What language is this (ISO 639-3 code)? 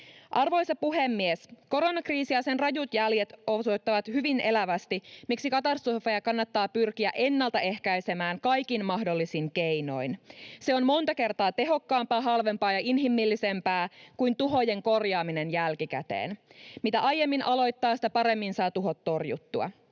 fin